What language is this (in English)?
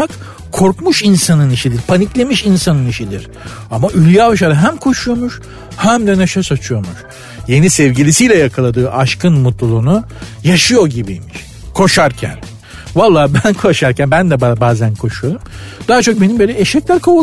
Turkish